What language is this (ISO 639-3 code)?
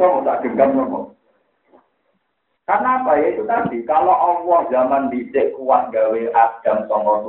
ind